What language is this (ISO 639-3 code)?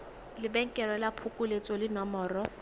tsn